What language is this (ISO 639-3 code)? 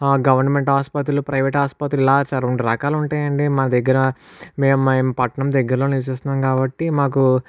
tel